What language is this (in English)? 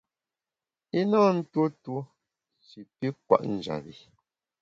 Bamun